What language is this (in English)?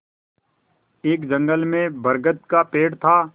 Hindi